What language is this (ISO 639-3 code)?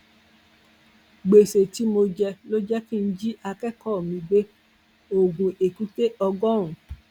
yor